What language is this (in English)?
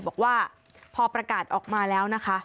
Thai